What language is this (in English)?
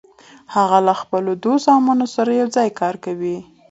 Pashto